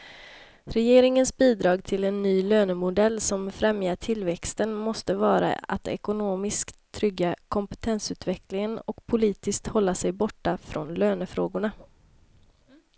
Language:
Swedish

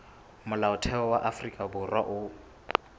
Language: Southern Sotho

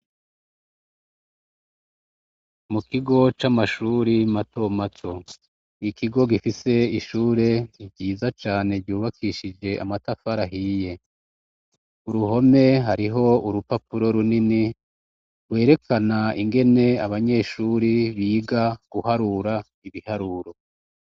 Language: Rundi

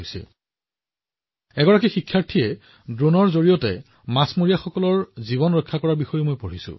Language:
Assamese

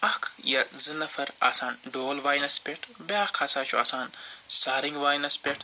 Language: Kashmiri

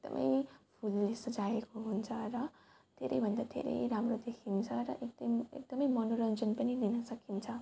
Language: Nepali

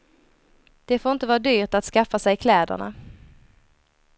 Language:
Swedish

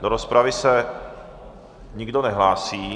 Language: Czech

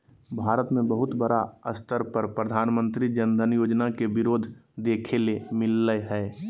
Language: Magahi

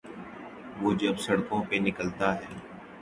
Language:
Urdu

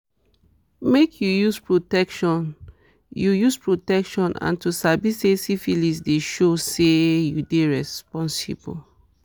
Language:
Nigerian Pidgin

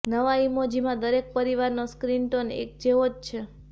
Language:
Gujarati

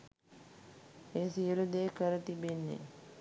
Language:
Sinhala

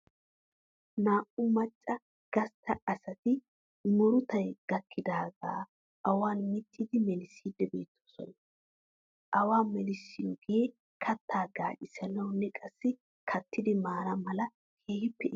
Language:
Wolaytta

